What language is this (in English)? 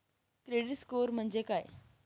Marathi